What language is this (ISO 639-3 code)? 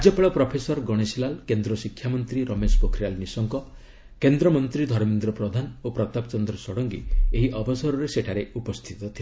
ori